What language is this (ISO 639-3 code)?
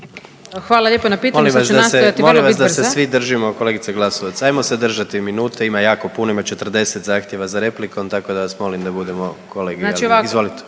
hrv